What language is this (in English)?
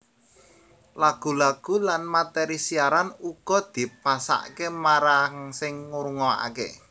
Javanese